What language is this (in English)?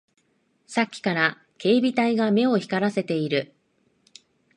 Japanese